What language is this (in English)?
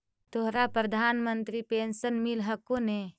Magahi